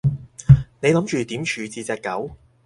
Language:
Cantonese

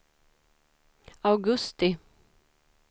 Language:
Swedish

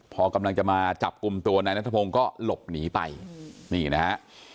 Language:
Thai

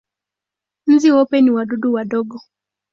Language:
Swahili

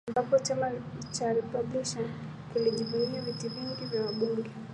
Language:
Swahili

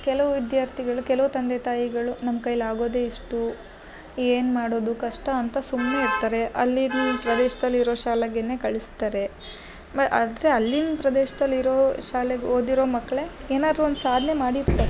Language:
Kannada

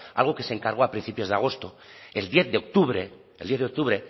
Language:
Spanish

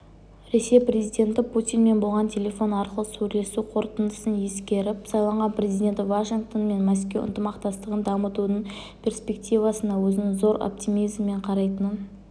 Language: Kazakh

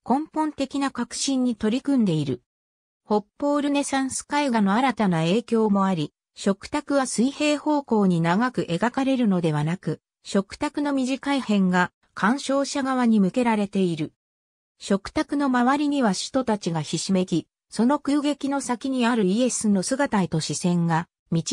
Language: Japanese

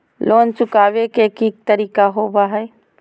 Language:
Magahi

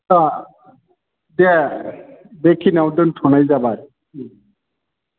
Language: Bodo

